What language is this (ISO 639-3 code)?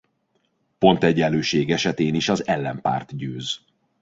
hun